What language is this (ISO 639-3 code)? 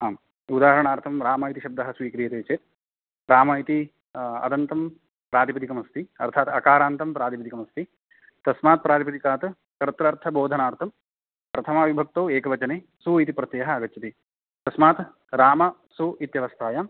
san